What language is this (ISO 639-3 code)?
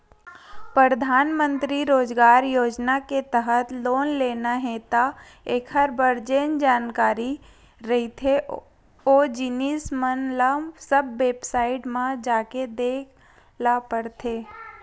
hne